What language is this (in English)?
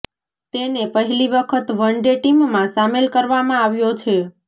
Gujarati